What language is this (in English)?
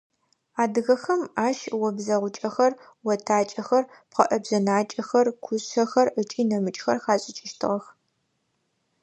Adyghe